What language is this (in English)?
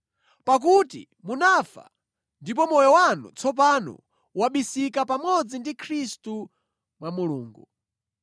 Nyanja